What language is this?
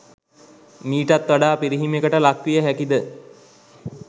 Sinhala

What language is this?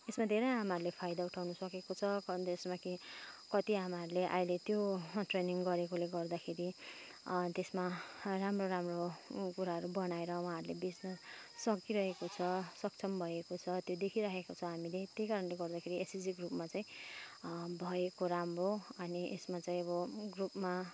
Nepali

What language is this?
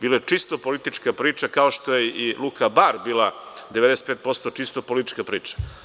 Serbian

